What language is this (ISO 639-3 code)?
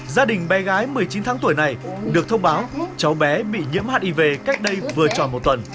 vie